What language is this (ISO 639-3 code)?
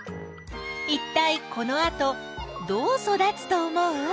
jpn